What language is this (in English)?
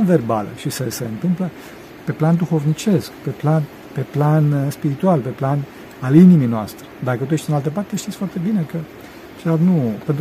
Romanian